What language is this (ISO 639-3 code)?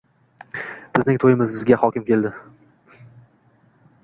uzb